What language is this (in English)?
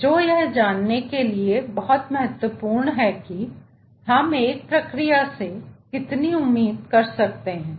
Hindi